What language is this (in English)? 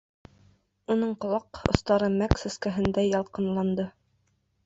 Bashkir